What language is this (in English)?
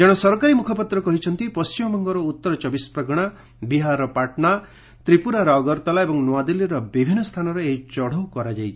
Odia